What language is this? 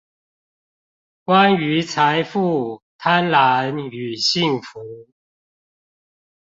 Chinese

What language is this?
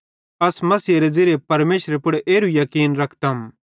Bhadrawahi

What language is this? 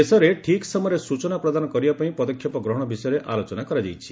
Odia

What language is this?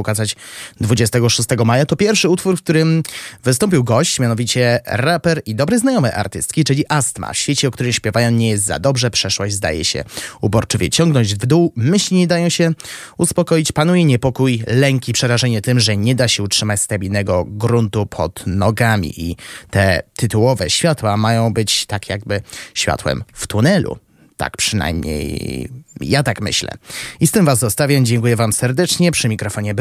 Polish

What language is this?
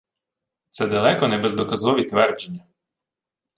Ukrainian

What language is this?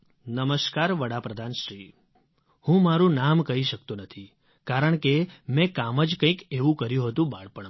Gujarati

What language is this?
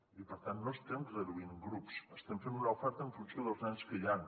Catalan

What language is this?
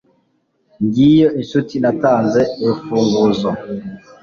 Kinyarwanda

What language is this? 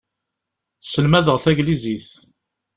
Kabyle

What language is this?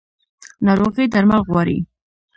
Pashto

